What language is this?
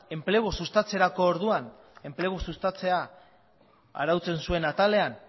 Basque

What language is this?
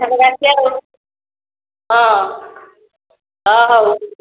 Odia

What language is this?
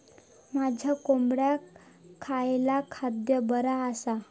Marathi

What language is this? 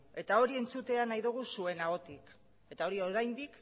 Basque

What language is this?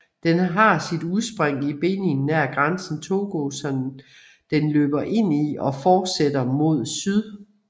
Danish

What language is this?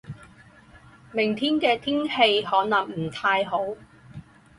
Chinese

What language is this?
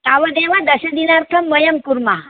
Sanskrit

